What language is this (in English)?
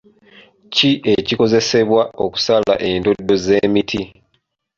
Ganda